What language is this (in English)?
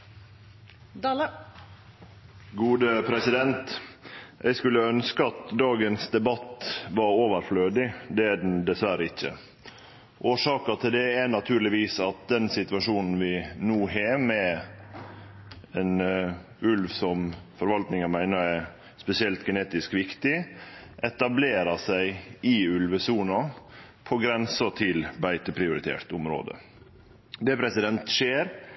Norwegian Nynorsk